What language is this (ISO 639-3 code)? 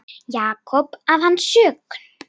isl